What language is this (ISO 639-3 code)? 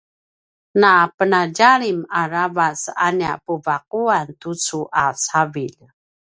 pwn